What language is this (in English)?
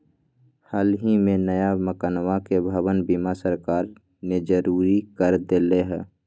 Magahi